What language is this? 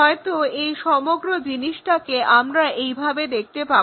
Bangla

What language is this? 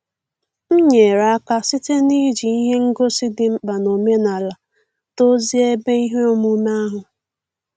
Igbo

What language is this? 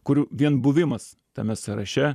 Lithuanian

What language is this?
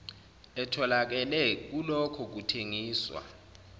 Zulu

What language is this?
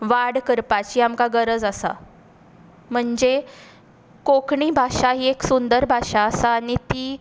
Konkani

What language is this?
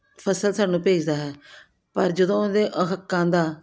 Punjabi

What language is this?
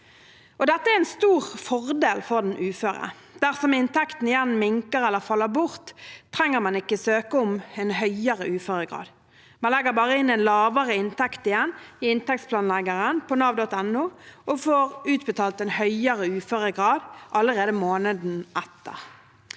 Norwegian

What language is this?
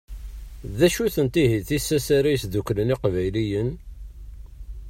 Kabyle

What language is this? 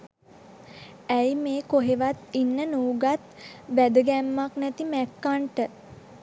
Sinhala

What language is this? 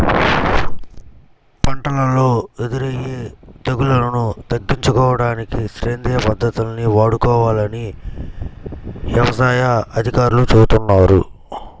Telugu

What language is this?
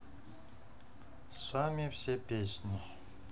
Russian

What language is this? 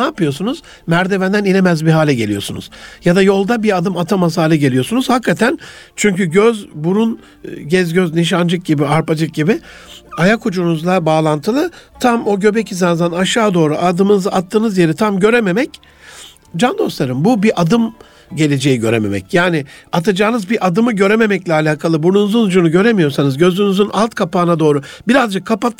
Turkish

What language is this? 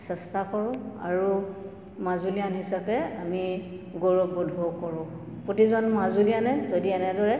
Assamese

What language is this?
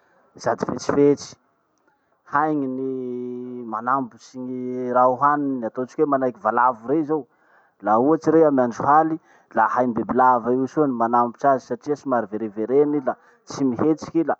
Masikoro Malagasy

